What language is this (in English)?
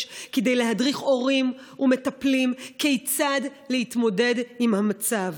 Hebrew